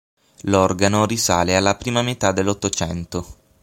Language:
Italian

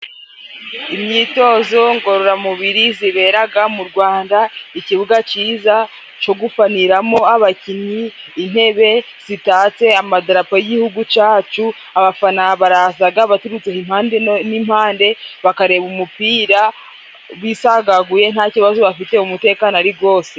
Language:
Kinyarwanda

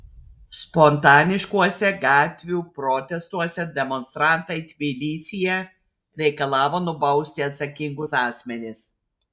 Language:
Lithuanian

